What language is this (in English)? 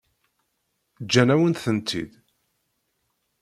Kabyle